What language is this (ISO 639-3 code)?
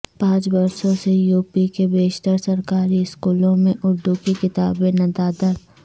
urd